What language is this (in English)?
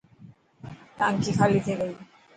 Dhatki